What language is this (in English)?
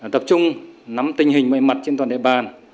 Vietnamese